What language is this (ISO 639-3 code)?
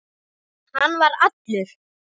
isl